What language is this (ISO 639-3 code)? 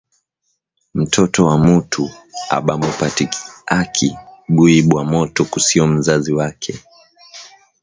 swa